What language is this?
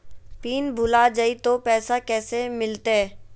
Magahi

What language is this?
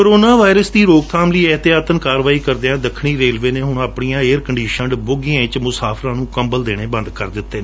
Punjabi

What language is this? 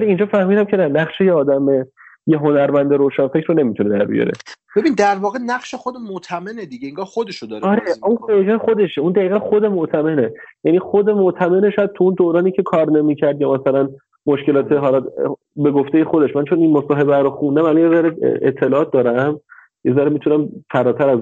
Persian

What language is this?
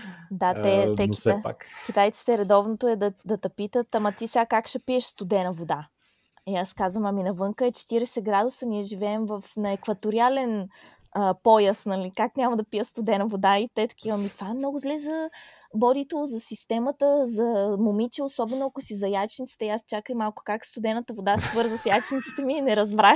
Bulgarian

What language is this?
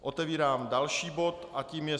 Czech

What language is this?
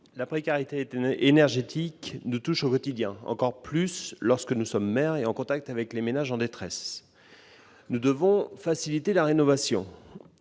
French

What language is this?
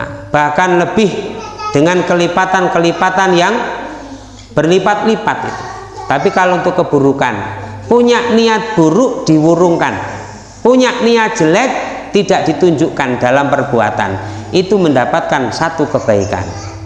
Indonesian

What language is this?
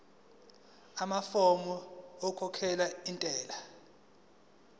Zulu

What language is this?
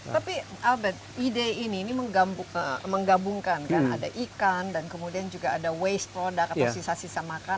Indonesian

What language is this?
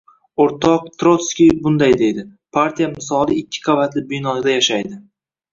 Uzbek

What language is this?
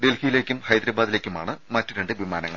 Malayalam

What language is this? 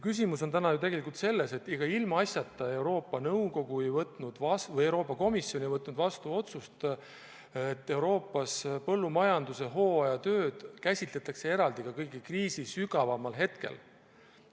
Estonian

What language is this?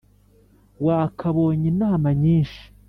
Kinyarwanda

